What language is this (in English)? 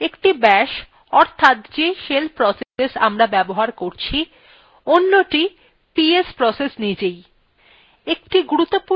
Bangla